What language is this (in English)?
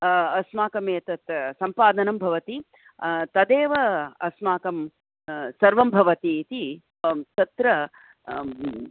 Sanskrit